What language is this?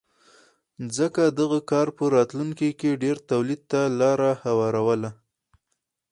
Pashto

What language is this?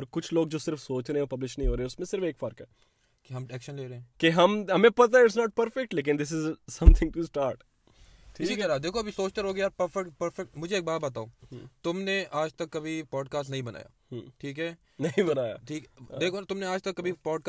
Urdu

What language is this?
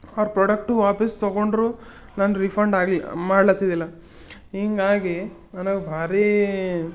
Kannada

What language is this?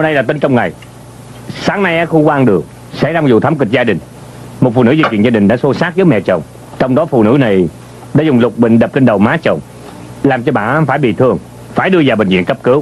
Vietnamese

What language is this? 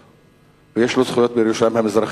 Hebrew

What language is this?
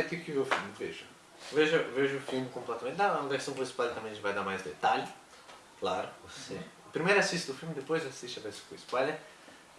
Portuguese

